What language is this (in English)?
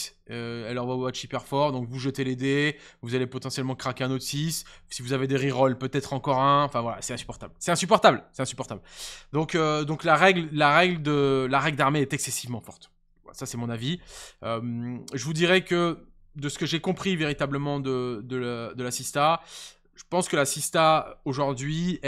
French